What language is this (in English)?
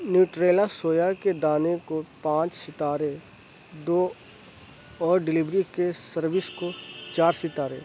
Urdu